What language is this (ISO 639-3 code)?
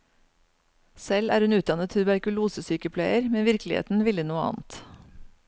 nor